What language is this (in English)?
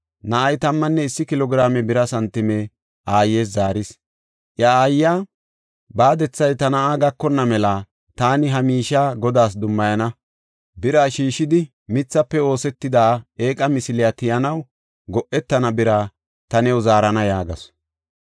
Gofa